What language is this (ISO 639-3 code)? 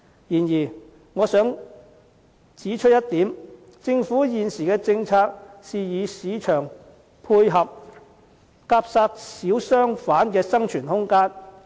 yue